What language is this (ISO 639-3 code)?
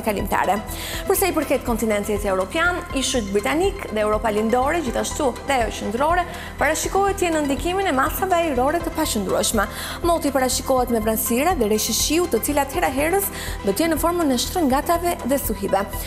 ron